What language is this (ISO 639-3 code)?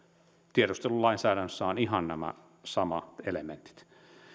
fin